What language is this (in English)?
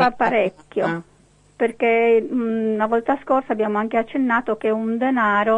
Italian